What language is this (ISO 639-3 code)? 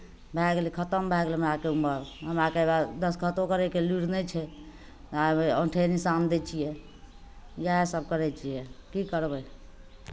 mai